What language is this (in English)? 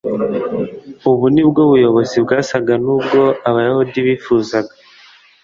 Kinyarwanda